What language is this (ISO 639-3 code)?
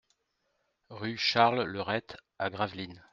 fra